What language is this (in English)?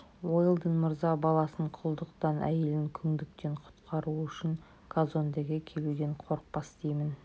Kazakh